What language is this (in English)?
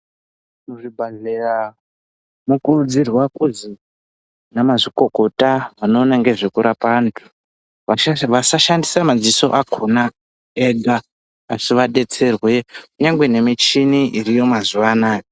Ndau